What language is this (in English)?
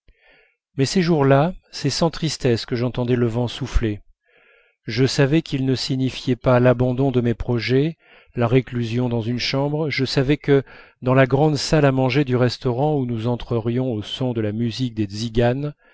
French